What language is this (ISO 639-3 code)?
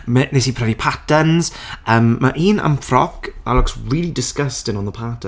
cym